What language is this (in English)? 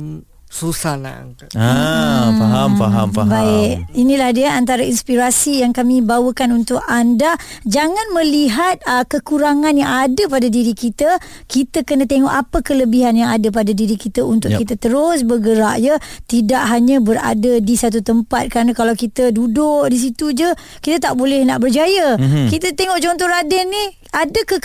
Malay